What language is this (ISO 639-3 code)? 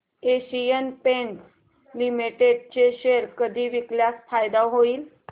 mar